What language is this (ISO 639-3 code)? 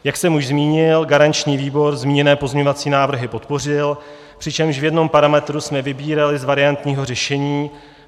ces